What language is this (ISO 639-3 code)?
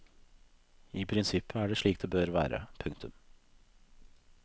nor